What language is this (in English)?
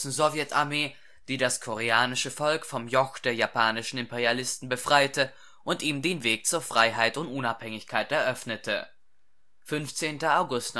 German